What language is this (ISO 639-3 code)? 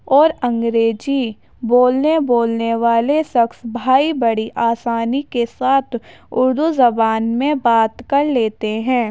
urd